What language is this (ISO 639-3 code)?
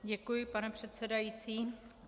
ces